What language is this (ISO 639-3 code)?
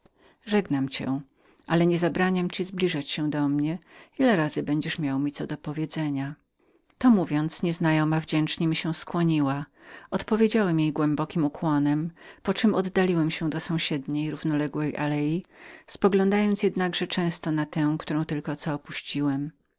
pol